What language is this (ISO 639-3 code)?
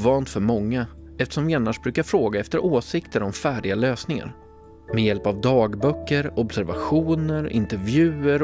swe